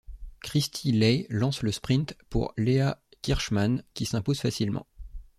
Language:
French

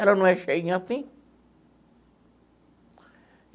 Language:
Portuguese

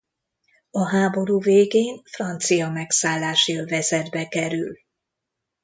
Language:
Hungarian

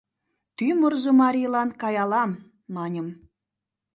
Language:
Mari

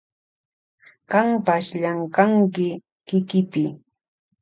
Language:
Loja Highland Quichua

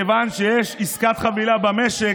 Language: Hebrew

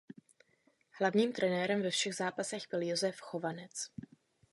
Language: Czech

